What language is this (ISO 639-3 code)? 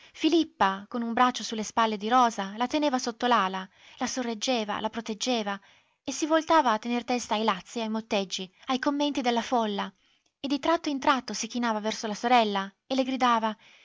ita